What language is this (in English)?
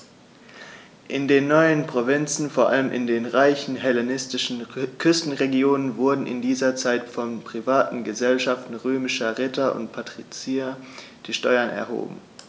German